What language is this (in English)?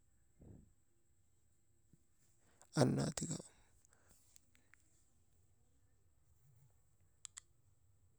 Maba